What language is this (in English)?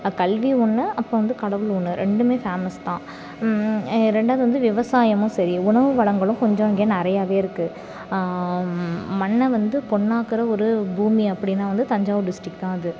Tamil